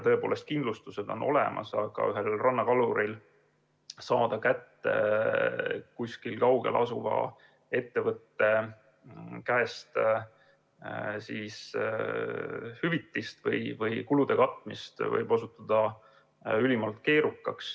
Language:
Estonian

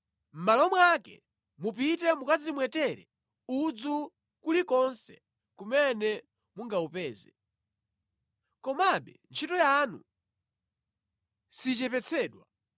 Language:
Nyanja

